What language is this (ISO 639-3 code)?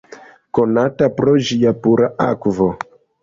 epo